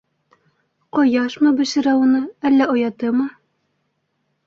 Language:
Bashkir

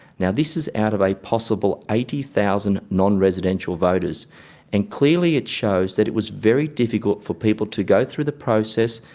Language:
English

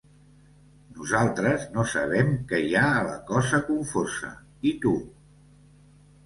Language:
Catalan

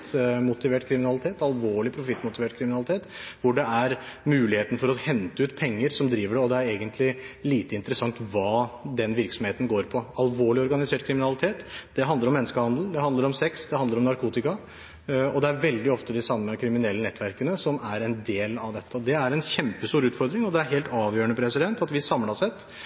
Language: Norwegian Bokmål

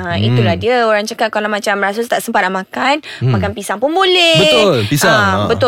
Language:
Malay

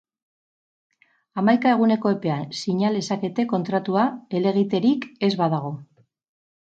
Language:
Basque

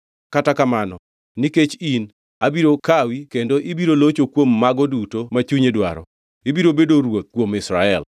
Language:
Luo (Kenya and Tanzania)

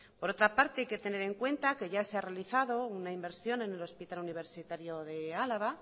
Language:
Spanish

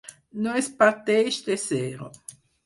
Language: Catalan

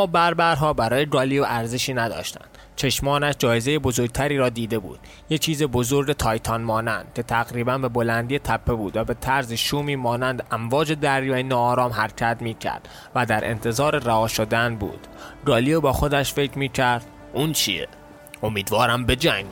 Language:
Persian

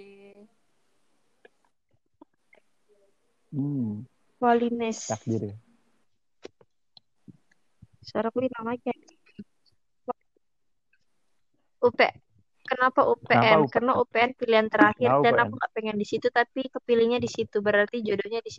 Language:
Indonesian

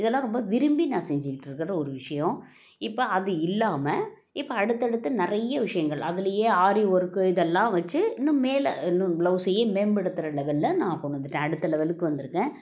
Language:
Tamil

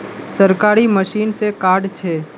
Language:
Magahi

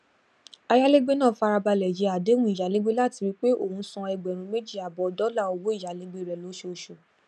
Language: Yoruba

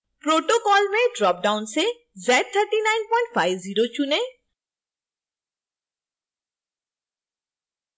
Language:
Hindi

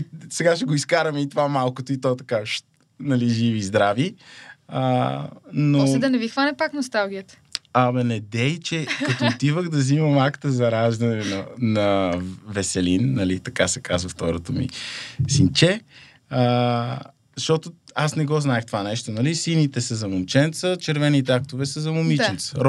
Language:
Bulgarian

